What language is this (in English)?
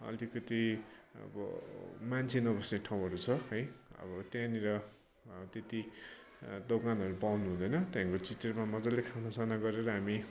Nepali